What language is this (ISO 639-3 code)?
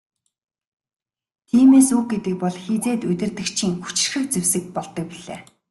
mon